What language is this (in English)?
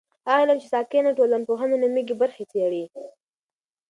Pashto